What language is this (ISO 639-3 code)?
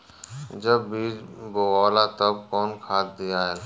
bho